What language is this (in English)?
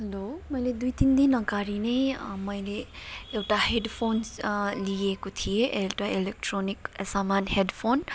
Nepali